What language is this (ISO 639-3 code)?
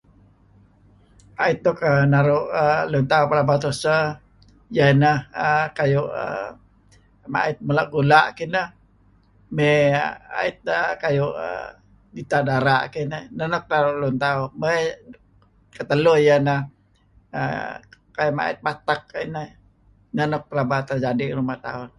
kzi